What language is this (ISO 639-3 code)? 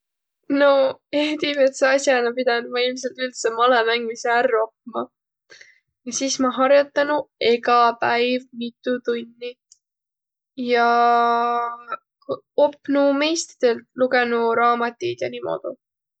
vro